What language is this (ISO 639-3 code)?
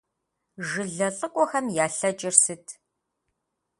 kbd